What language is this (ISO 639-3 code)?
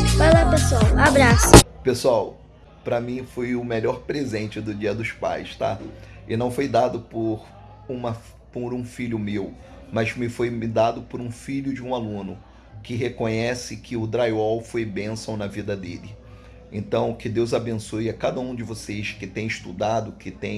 por